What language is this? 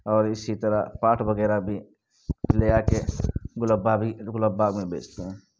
Urdu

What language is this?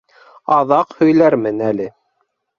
Bashkir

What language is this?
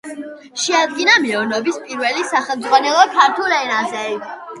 Georgian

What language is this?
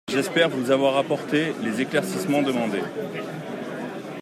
French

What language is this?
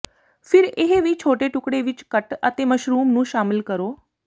Punjabi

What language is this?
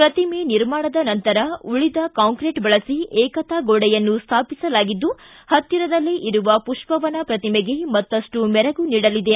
Kannada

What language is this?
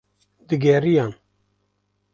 Kurdish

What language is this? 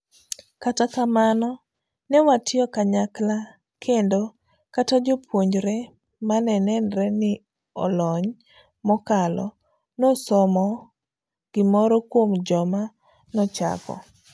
Luo (Kenya and Tanzania)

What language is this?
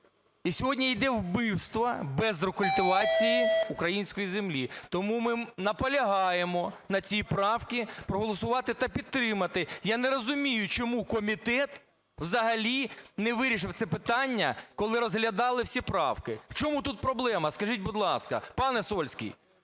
Ukrainian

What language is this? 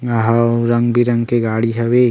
Chhattisgarhi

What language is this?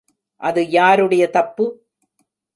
Tamil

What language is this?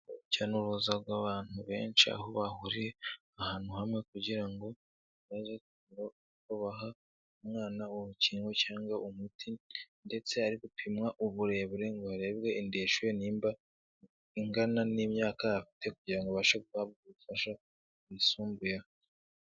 Kinyarwanda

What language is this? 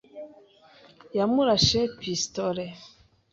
Kinyarwanda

